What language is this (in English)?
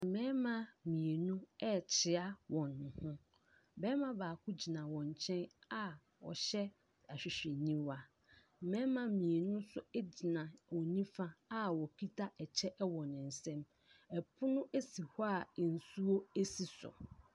Akan